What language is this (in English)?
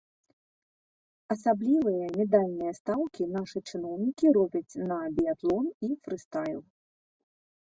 Belarusian